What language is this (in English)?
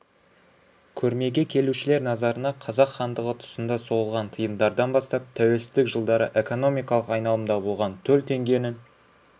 Kazakh